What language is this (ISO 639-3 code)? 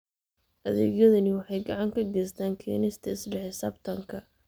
som